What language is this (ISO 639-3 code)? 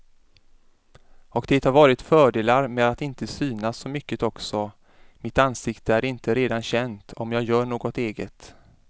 swe